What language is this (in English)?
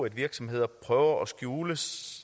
Danish